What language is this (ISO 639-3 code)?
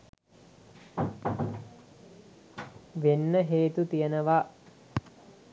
sin